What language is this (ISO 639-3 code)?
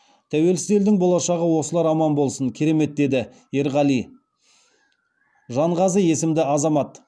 kaz